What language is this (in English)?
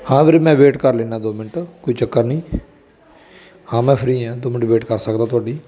Punjabi